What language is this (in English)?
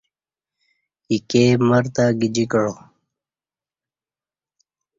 Kati